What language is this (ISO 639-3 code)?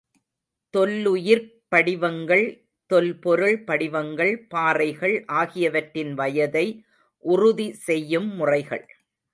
tam